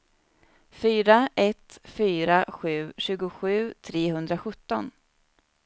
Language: Swedish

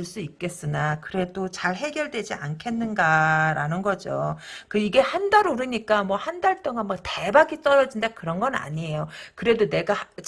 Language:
Korean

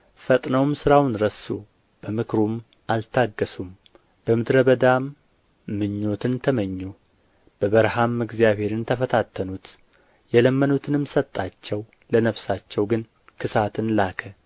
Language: Amharic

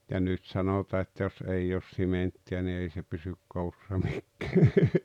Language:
Finnish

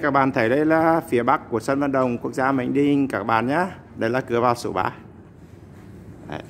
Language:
Vietnamese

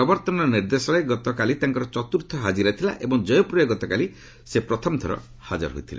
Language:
Odia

